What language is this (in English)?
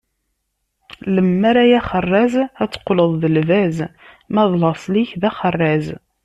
Kabyle